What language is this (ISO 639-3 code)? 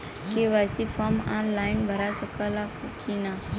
bho